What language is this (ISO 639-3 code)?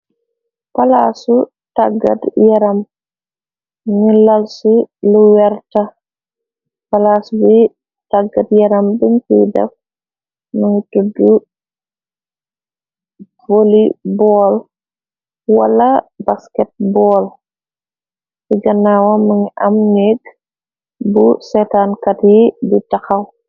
wol